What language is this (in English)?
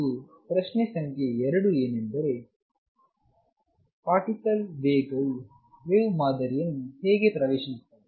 Kannada